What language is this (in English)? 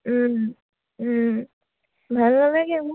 Assamese